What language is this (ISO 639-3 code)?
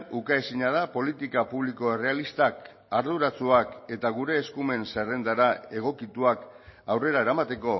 eus